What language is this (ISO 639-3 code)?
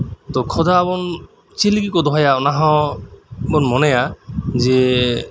sat